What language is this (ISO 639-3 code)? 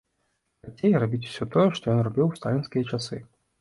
bel